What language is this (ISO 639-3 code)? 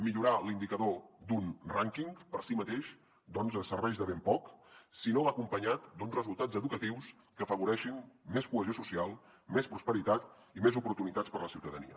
cat